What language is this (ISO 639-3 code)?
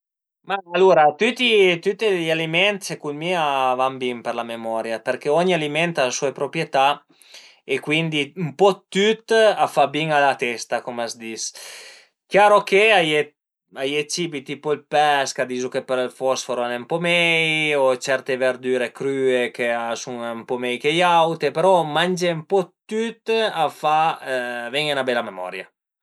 pms